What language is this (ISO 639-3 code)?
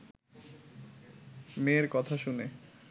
ben